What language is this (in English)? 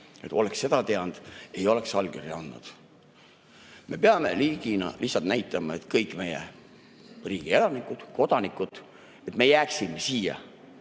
Estonian